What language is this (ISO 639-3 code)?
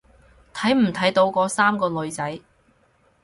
yue